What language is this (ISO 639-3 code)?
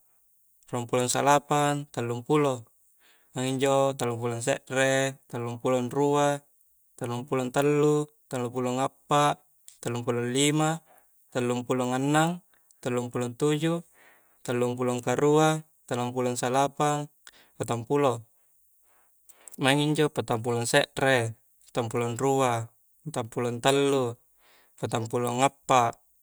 kjc